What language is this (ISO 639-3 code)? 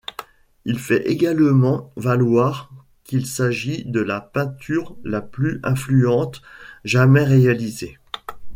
fra